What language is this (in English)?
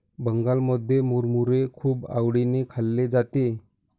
Marathi